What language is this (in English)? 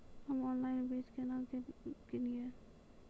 Maithili